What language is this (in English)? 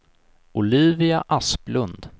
Swedish